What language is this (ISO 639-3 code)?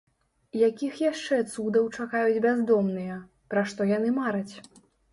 bel